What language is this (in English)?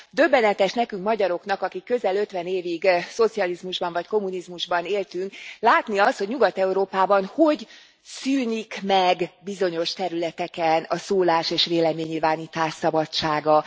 Hungarian